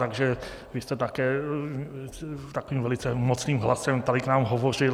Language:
Czech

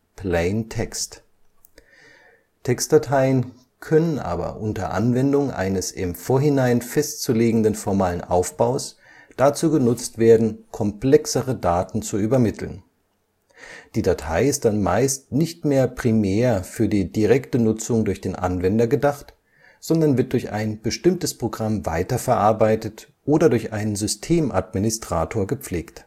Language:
German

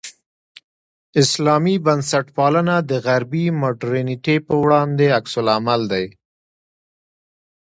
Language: Pashto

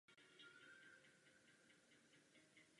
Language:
Czech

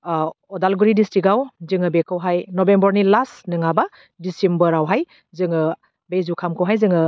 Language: Bodo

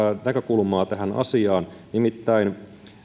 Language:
Finnish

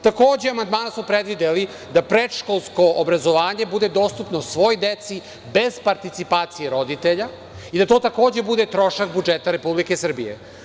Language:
Serbian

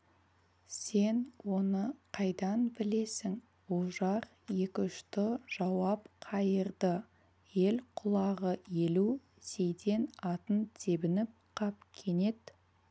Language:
Kazakh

